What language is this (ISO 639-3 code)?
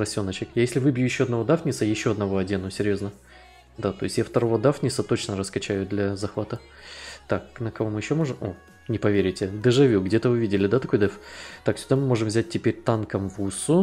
rus